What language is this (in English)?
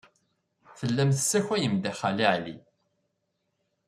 Kabyle